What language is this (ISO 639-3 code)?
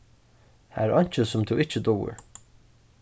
fao